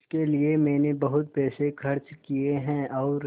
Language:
Hindi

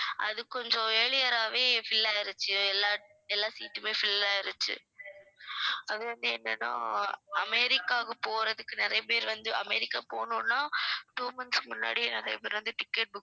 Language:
Tamil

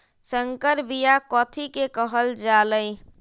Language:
Magahi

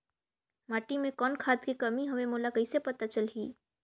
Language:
Chhattisgarhi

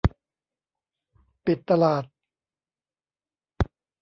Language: Thai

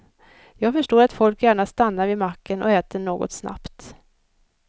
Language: Swedish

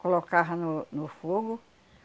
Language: Portuguese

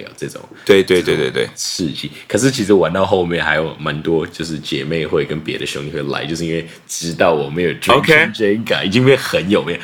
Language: Chinese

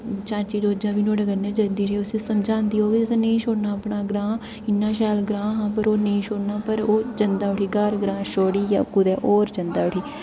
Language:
Dogri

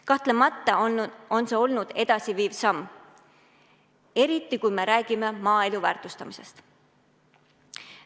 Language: Estonian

